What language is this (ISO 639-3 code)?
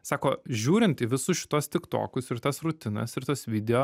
lit